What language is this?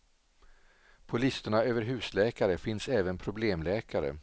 Swedish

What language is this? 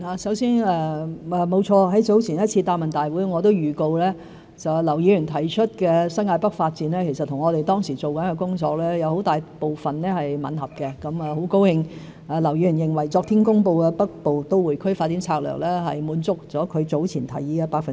Cantonese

